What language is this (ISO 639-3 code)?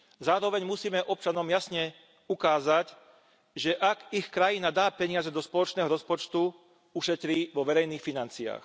slk